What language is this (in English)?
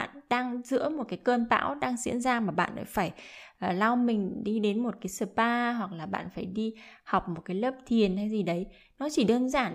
Vietnamese